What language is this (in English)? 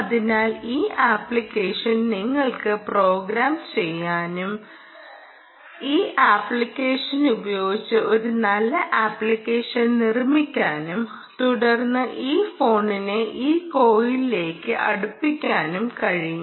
Malayalam